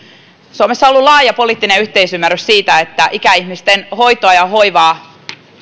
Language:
Finnish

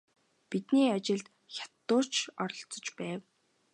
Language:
Mongolian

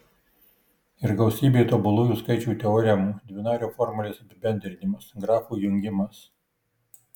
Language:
Lithuanian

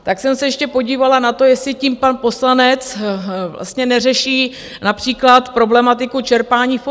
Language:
Czech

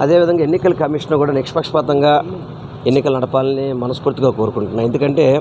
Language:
Telugu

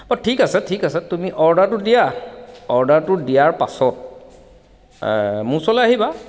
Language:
Assamese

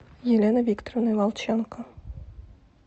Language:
Russian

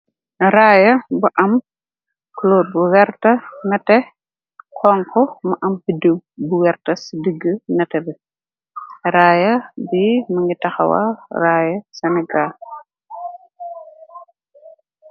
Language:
Wolof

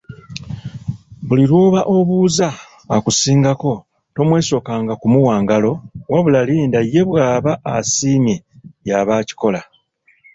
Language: Ganda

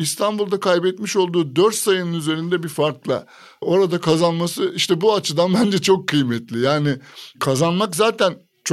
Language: Turkish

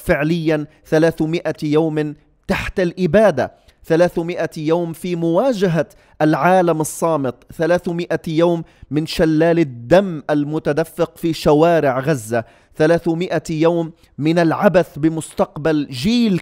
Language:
Arabic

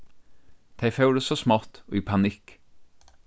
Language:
Faroese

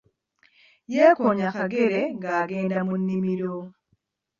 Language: Ganda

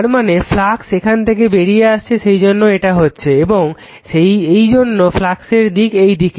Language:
Bangla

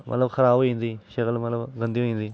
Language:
Dogri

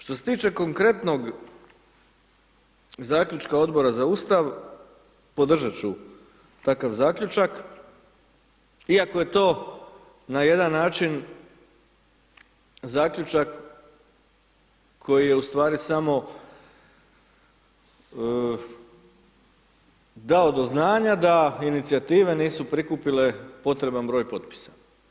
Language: Croatian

